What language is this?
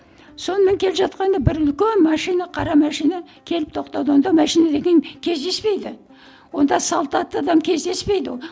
Kazakh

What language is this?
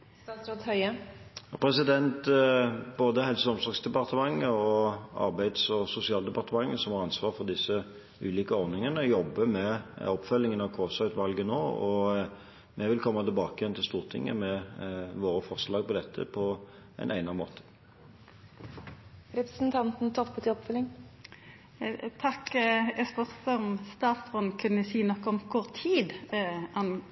Norwegian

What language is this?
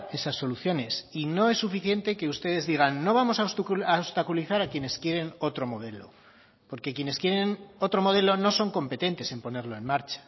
Spanish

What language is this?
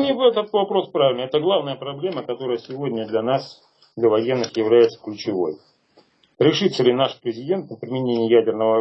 Russian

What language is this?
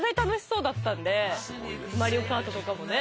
Japanese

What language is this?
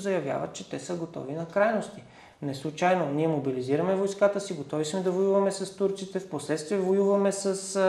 Bulgarian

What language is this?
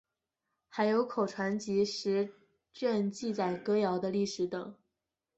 Chinese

